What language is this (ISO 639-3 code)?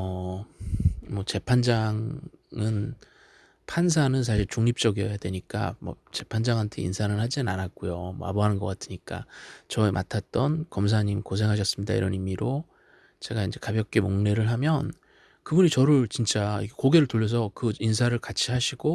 kor